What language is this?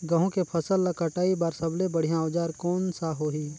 Chhattisgarhi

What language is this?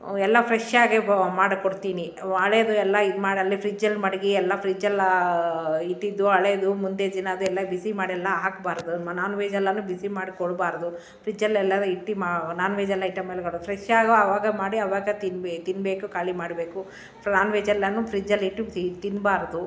Kannada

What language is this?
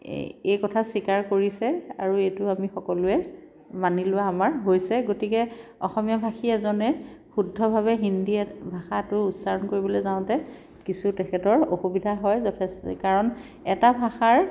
Assamese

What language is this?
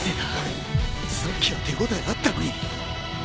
Japanese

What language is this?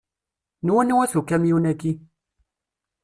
Kabyle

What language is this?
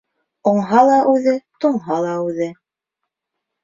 Bashkir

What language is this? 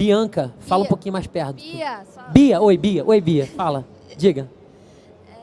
Portuguese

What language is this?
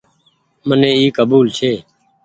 Goaria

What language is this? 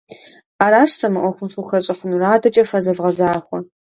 Kabardian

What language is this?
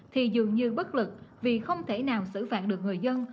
Vietnamese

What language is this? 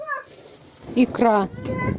Russian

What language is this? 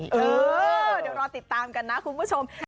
Thai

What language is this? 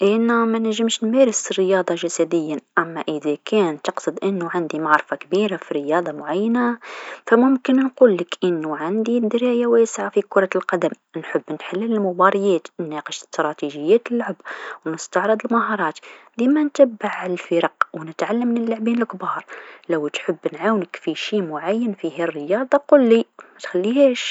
Tunisian Arabic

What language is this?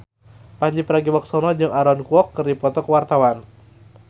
Sundanese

